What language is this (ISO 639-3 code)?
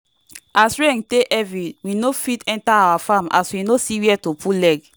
pcm